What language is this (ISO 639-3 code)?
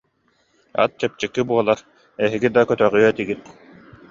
sah